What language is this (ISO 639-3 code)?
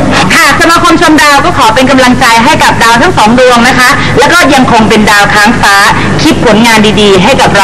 tha